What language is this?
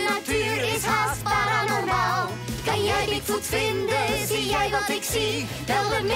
Dutch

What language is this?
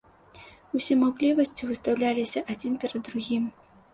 Belarusian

